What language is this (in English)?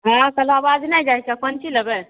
Maithili